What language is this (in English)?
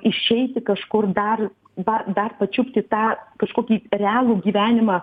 Lithuanian